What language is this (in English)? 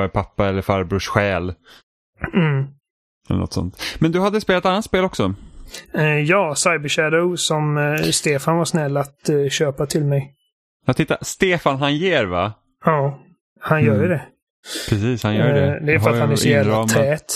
Swedish